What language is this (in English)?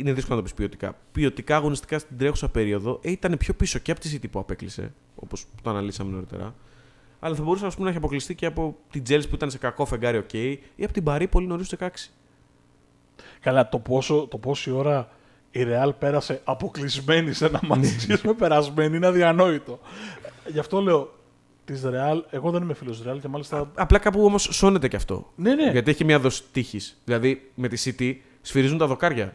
Greek